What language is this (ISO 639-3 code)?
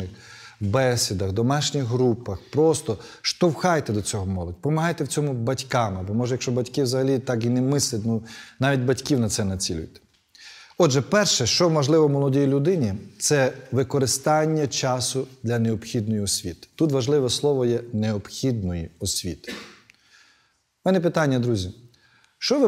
ukr